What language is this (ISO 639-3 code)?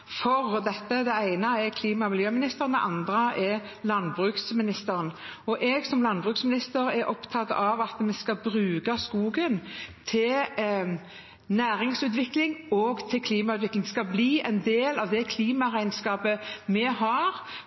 nob